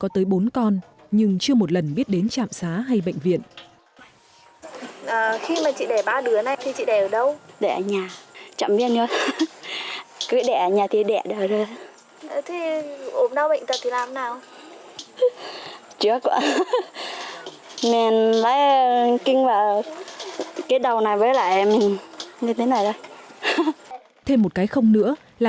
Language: Vietnamese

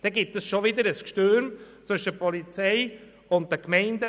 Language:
Swiss German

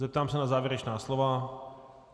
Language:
Czech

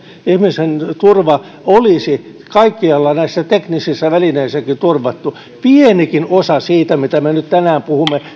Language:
Finnish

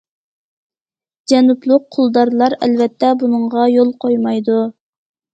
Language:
Uyghur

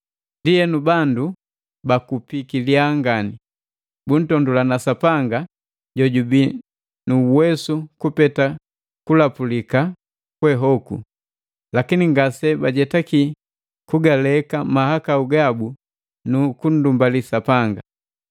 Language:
Matengo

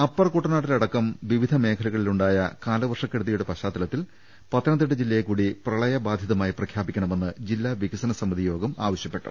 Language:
Malayalam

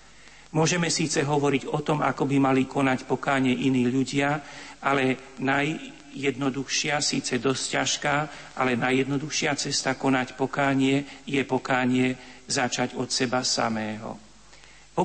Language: Slovak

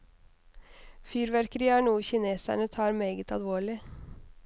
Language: Norwegian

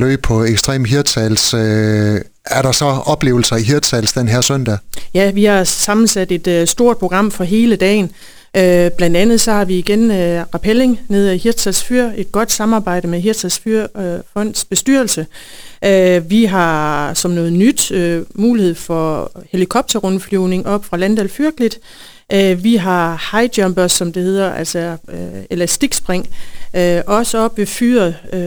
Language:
Danish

